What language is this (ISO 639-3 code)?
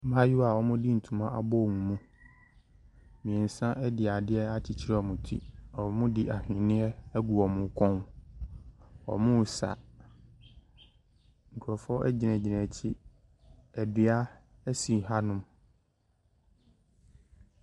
aka